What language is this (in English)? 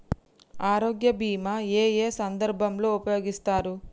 Telugu